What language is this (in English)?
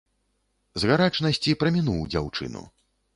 Belarusian